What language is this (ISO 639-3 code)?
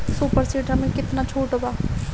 bho